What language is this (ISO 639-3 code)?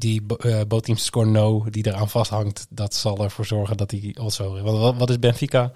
nld